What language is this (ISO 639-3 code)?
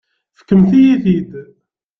kab